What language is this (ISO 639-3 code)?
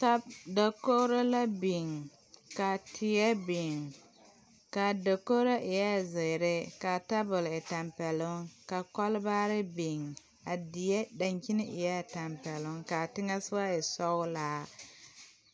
dga